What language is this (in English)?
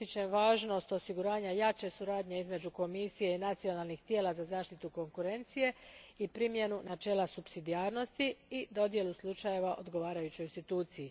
Croatian